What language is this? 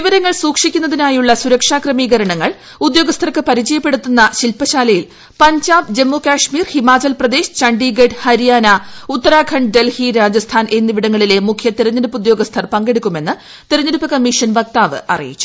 Malayalam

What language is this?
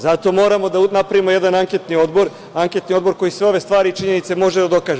Serbian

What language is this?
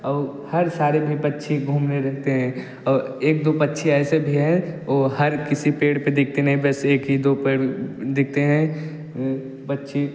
Hindi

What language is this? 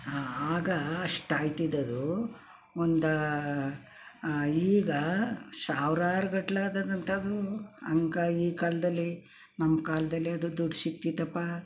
Kannada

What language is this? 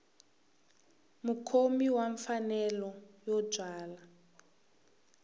Tsonga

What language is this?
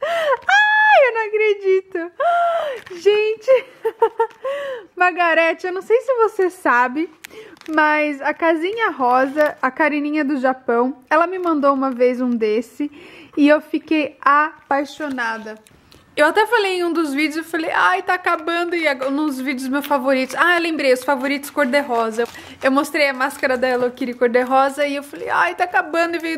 Portuguese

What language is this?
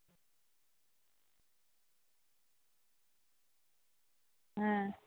Bangla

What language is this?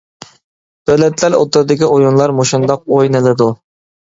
Uyghur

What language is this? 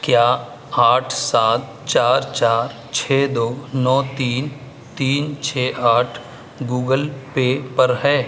Urdu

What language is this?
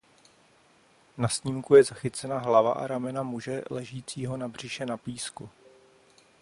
Czech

